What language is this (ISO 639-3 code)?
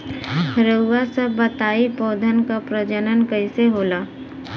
bho